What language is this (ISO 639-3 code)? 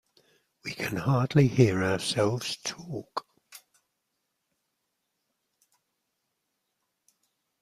eng